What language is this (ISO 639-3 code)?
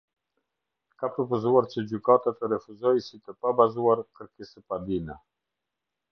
sqi